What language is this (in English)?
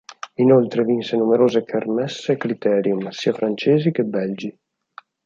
Italian